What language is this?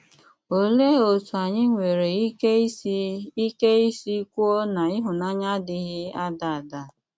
Igbo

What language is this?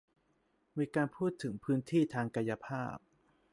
Thai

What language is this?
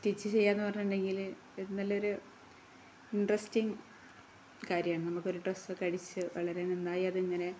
Malayalam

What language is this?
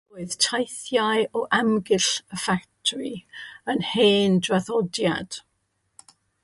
Welsh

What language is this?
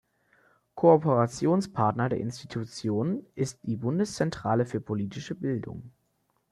German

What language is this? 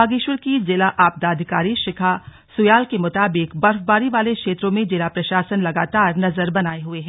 Hindi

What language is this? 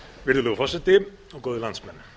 Icelandic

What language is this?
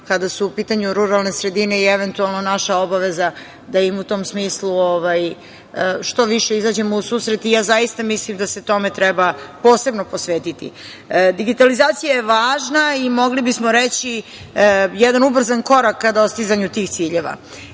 Serbian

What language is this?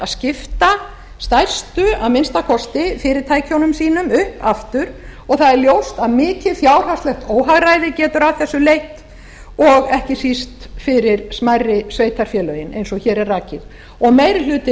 Icelandic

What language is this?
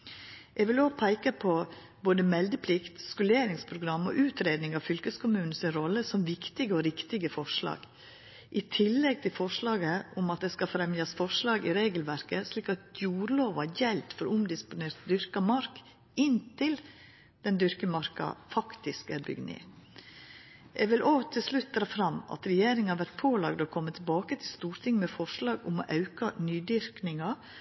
Norwegian Nynorsk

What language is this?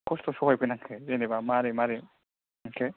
Bodo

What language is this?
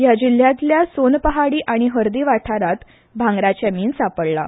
Konkani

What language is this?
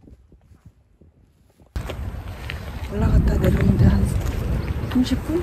Korean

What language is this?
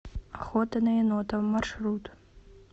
Russian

